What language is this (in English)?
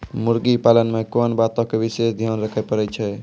Maithili